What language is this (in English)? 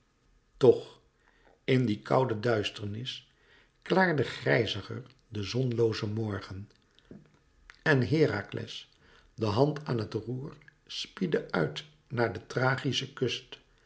Dutch